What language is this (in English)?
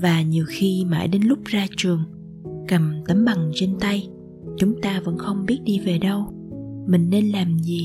Vietnamese